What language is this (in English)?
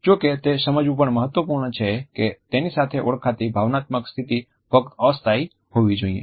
Gujarati